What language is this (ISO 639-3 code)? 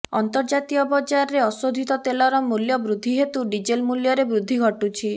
ori